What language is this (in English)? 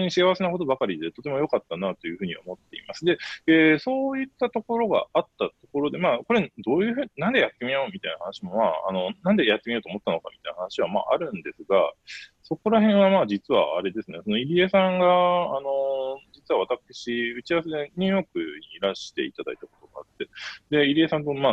Japanese